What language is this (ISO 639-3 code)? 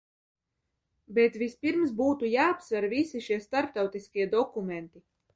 lav